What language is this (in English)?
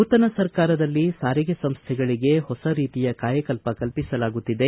Kannada